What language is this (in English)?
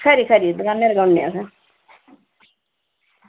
Dogri